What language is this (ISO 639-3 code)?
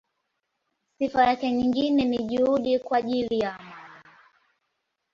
swa